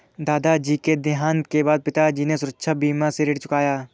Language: Hindi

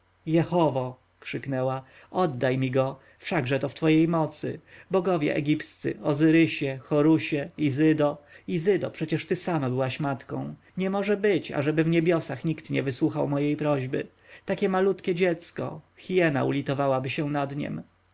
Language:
Polish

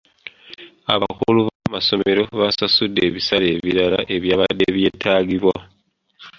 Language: Ganda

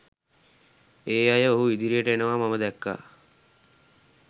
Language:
Sinhala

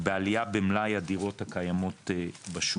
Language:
Hebrew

